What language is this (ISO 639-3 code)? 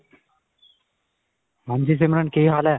pan